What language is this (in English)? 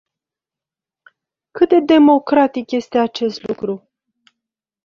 Romanian